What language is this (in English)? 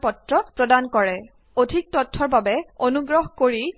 Assamese